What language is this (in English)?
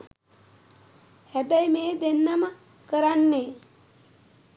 Sinhala